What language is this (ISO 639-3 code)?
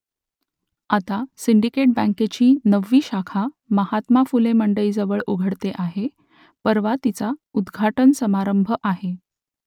mar